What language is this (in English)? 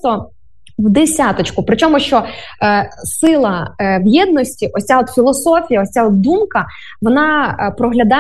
Ukrainian